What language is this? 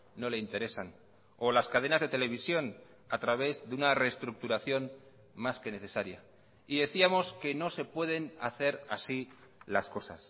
Spanish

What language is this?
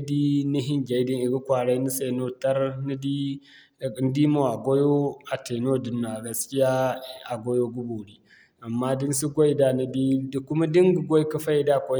Zarma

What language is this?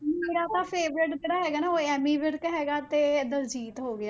Punjabi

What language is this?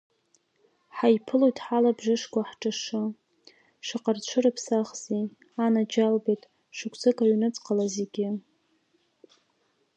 Abkhazian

